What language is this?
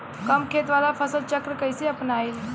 Bhojpuri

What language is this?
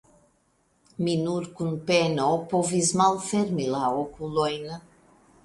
Esperanto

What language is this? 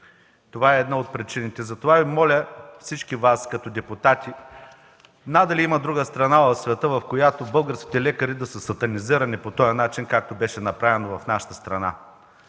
Bulgarian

